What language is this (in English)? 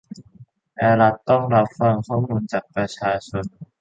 Thai